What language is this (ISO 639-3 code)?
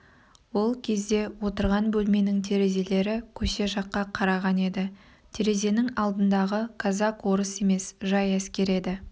kaz